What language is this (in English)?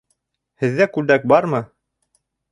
Bashkir